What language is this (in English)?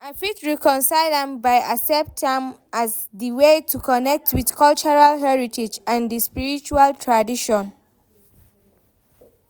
Nigerian Pidgin